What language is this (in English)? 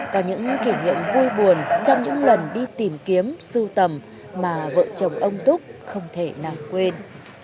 Vietnamese